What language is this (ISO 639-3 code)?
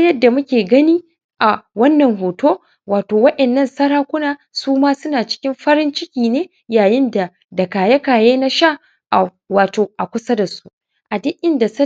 hau